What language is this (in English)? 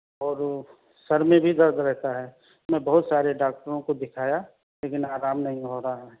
Urdu